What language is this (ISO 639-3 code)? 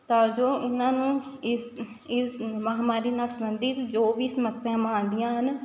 pan